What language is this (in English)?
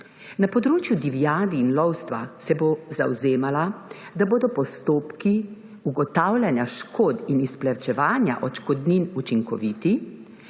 Slovenian